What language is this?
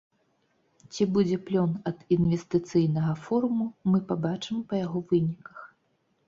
Belarusian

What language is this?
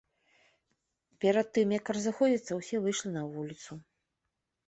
Belarusian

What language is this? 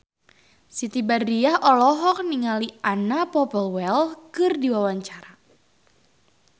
Sundanese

